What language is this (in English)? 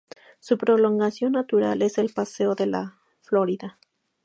Spanish